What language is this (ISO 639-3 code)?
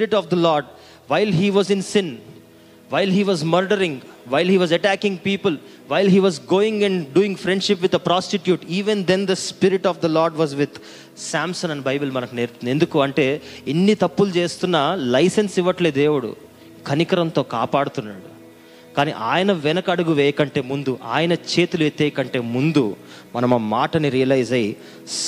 tel